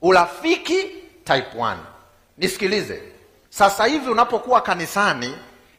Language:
Swahili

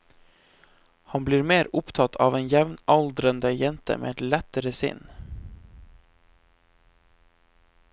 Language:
Norwegian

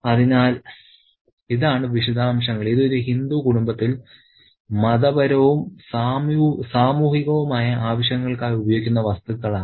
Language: Malayalam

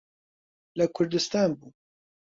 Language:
Central Kurdish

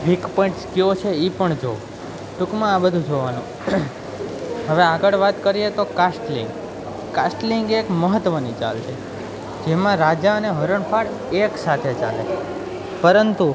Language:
Gujarati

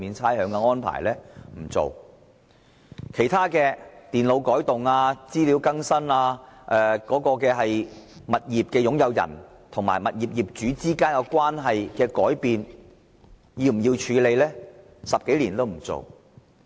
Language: Cantonese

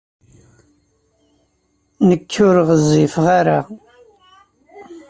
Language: Kabyle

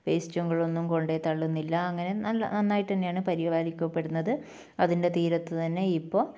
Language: Malayalam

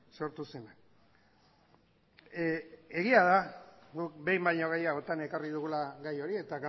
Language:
Basque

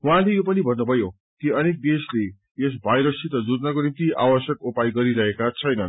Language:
Nepali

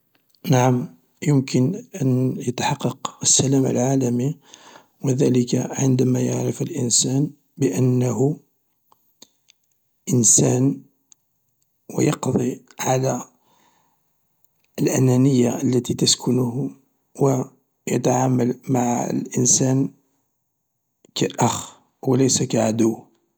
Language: Algerian Arabic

